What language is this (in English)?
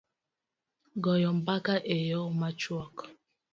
Luo (Kenya and Tanzania)